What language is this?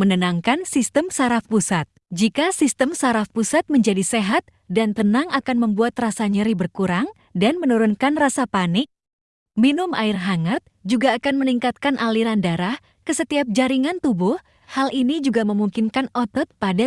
Indonesian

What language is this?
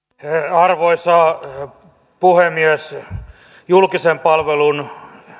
Finnish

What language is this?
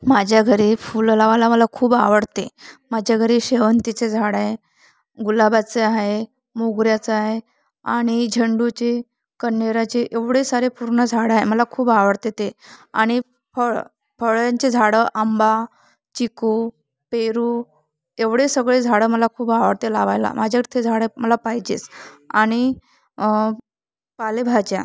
Marathi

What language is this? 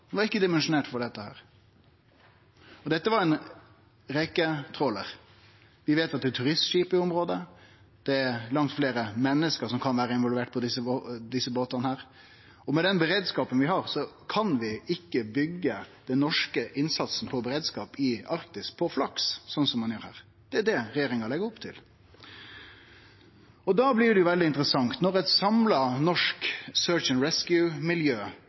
Norwegian Nynorsk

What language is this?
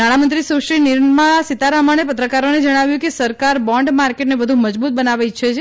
Gujarati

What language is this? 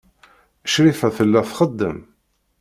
Kabyle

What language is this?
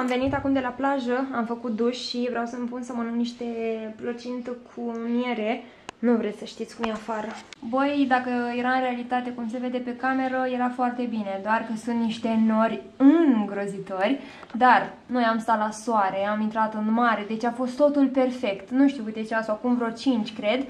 Romanian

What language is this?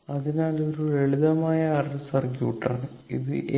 Malayalam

